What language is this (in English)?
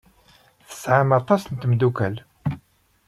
Kabyle